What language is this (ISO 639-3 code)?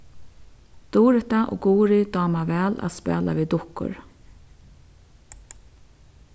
fao